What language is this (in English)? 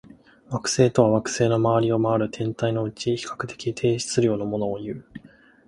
Japanese